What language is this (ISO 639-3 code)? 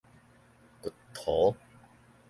nan